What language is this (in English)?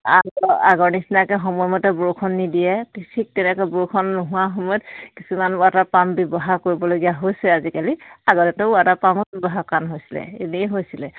Assamese